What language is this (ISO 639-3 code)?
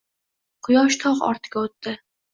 uzb